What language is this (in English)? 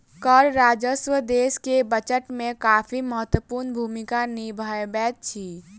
Maithili